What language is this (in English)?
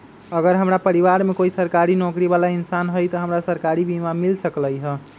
Magahi